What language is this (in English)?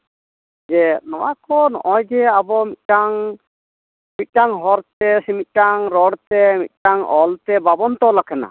Santali